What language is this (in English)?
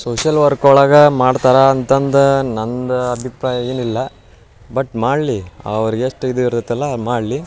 Kannada